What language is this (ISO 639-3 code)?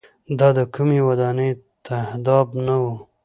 pus